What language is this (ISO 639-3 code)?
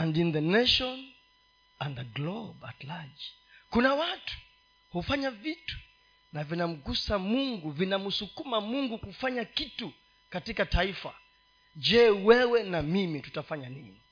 swa